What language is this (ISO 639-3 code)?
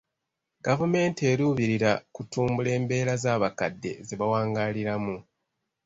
lug